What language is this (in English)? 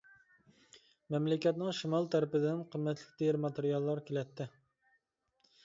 Uyghur